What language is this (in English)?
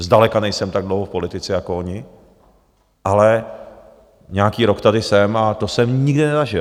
Czech